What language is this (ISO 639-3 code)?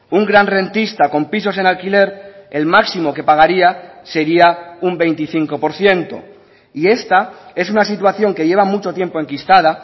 spa